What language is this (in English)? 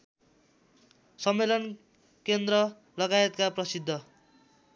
Nepali